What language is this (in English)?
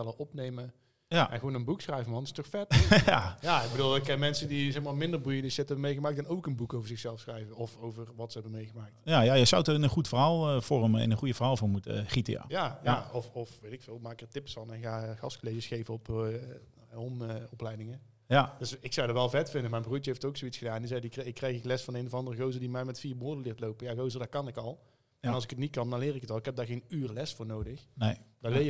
Dutch